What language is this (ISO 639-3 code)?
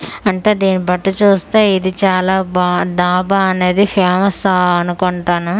tel